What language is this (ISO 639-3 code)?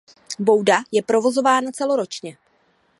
ces